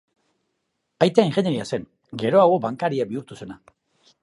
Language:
Basque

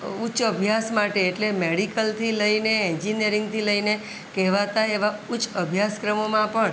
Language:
Gujarati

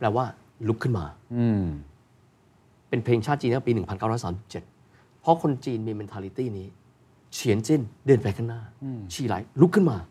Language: Thai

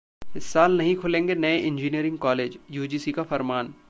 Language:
Hindi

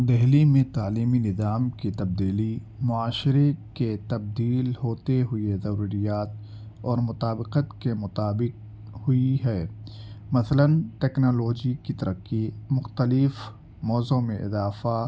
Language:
Urdu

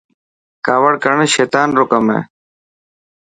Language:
Dhatki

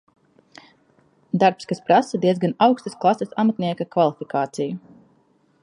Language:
Latvian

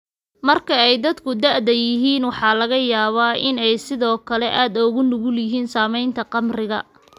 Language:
Somali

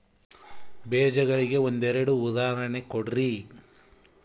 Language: Kannada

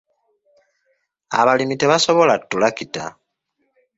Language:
Ganda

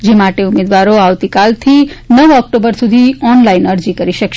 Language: Gujarati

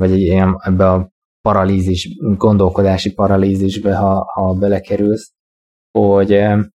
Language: Hungarian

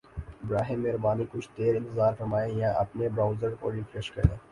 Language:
Urdu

